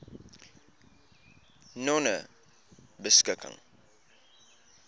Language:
Afrikaans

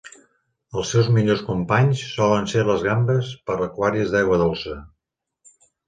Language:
Catalan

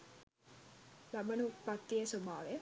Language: Sinhala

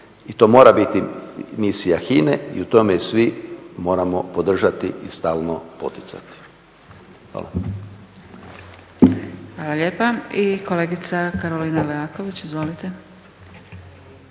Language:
Croatian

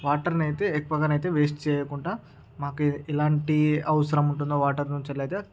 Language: Telugu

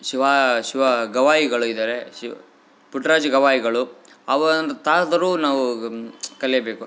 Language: Kannada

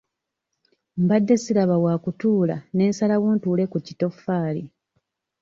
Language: Ganda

